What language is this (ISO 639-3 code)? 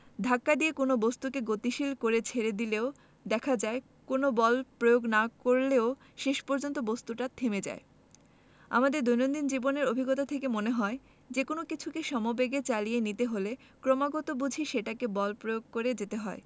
ben